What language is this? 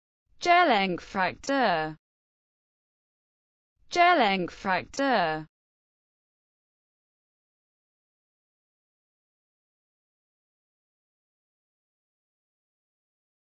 Latvian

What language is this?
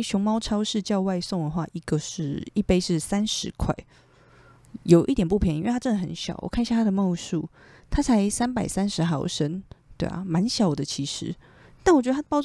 Chinese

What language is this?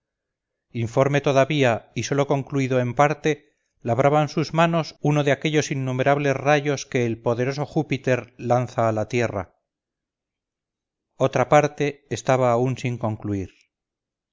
Spanish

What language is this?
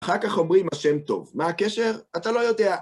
Hebrew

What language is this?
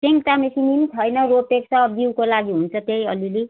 Nepali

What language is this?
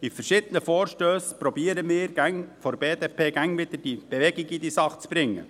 Swiss German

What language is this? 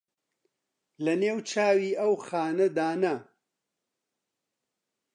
Central Kurdish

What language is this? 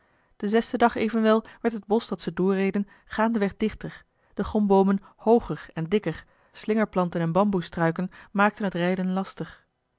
Dutch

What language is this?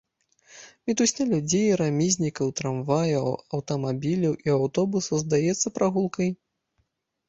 Belarusian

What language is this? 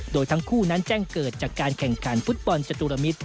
Thai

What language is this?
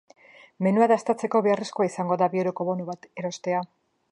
Basque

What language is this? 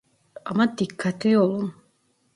Turkish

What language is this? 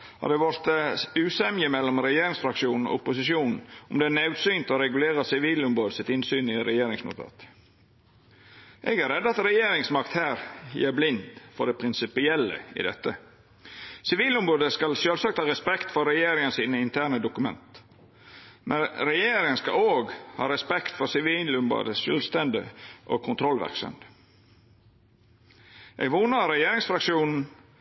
Norwegian Nynorsk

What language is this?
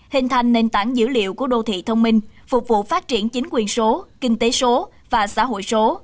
Vietnamese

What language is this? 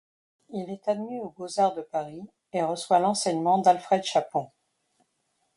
French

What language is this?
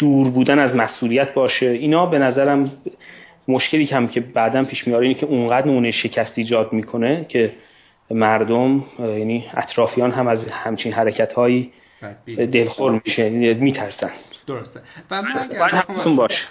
Persian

